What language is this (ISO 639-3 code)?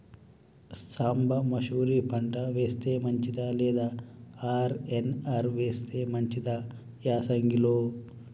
tel